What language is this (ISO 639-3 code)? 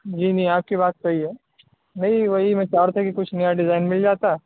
urd